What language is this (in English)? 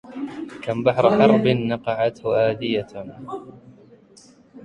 Arabic